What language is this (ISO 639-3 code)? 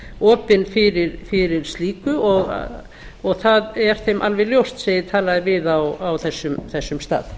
isl